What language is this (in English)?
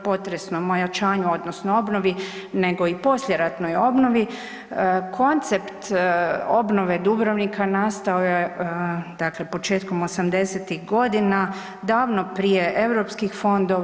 Croatian